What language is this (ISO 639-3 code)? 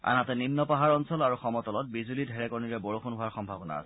asm